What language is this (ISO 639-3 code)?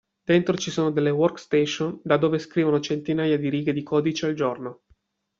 ita